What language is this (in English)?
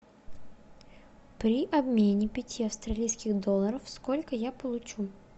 Russian